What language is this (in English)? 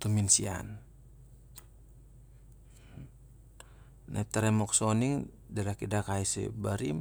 Siar-Lak